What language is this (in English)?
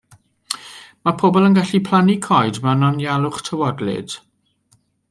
Welsh